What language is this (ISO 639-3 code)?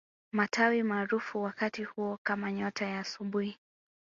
swa